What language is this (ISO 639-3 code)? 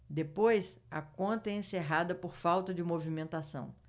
por